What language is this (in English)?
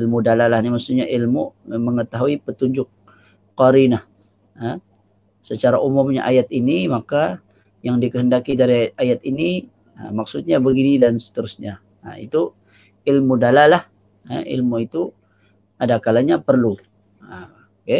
Malay